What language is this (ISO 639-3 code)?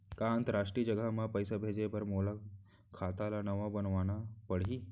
hne